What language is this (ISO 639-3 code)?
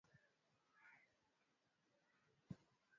swa